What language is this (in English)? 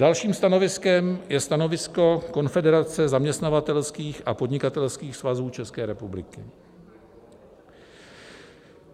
Czech